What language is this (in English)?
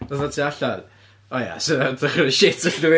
Welsh